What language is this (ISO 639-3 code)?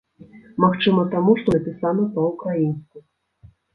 bel